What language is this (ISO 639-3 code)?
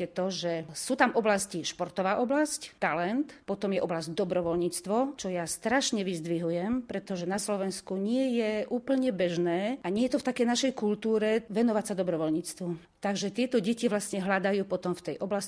slk